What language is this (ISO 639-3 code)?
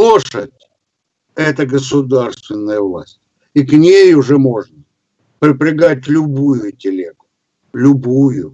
rus